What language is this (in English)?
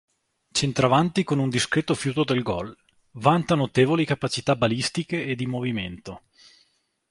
Italian